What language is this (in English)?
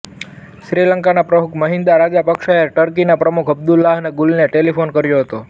Gujarati